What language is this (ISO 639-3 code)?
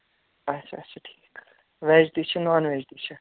kas